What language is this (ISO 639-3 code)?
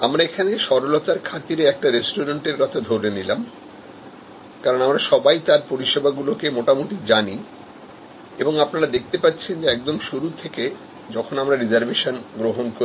ben